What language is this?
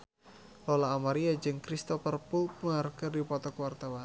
Sundanese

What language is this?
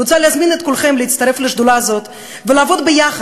Hebrew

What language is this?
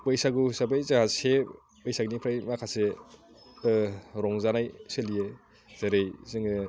Bodo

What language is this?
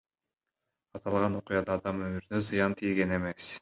Kyrgyz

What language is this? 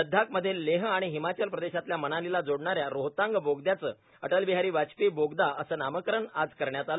Marathi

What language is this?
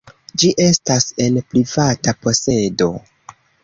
Esperanto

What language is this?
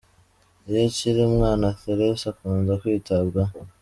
Kinyarwanda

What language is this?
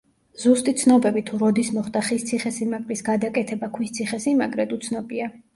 Georgian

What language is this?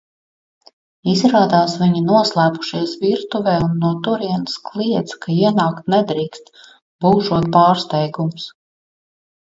Latvian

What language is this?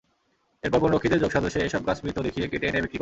Bangla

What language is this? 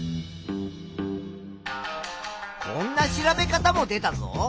Japanese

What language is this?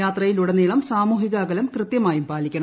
Malayalam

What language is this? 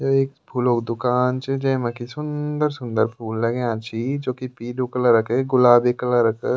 Garhwali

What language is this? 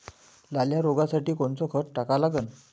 Marathi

